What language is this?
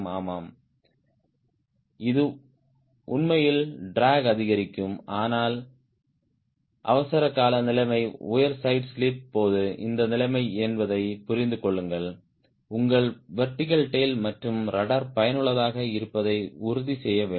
Tamil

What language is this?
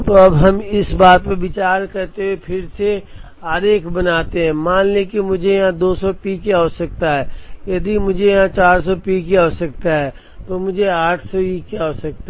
Hindi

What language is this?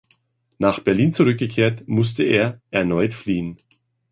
German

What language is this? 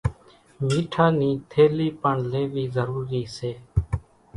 Kachi Koli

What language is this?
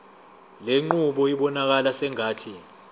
Zulu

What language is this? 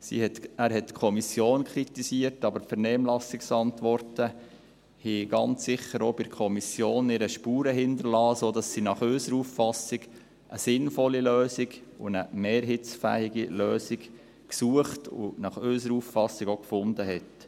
Swiss German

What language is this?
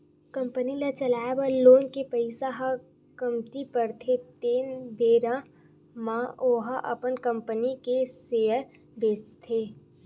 Chhattisgarhi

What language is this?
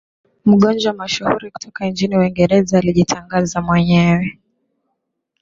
Swahili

